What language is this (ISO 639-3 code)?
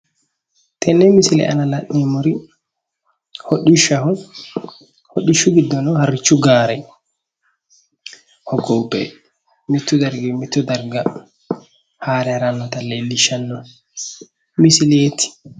sid